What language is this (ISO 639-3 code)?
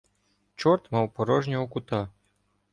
ukr